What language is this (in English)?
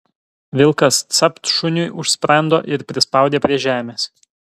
Lithuanian